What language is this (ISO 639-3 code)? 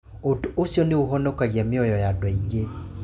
kik